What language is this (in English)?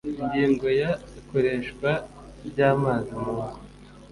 Kinyarwanda